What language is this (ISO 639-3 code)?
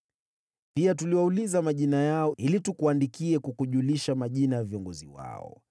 swa